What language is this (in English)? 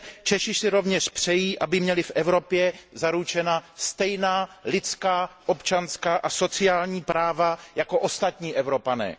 Czech